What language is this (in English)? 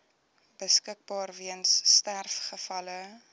Afrikaans